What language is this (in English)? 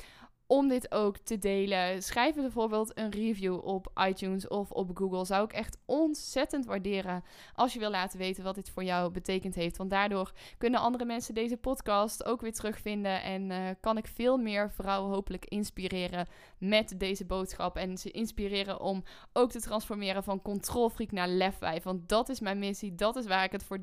Dutch